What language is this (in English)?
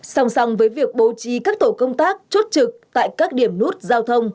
Vietnamese